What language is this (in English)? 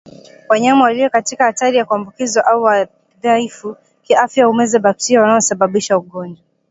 Swahili